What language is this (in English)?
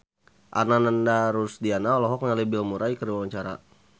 Sundanese